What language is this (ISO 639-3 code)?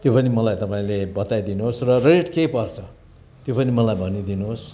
nep